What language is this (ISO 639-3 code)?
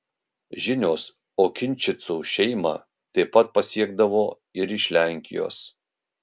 lit